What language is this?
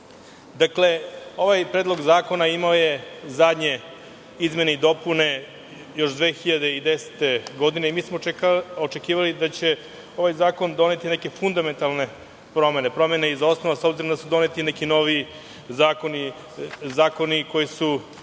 Serbian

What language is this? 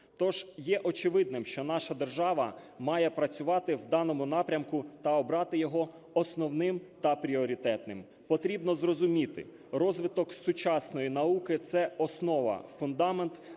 Ukrainian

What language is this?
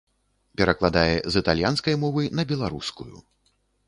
Belarusian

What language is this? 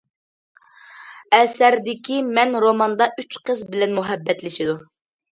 Uyghur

